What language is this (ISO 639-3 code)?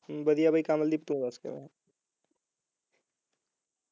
pan